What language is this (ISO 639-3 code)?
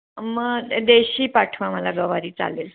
mar